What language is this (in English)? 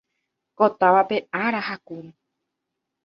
Guarani